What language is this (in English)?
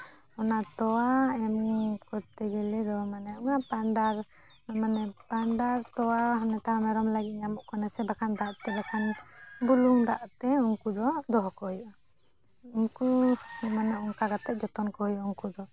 Santali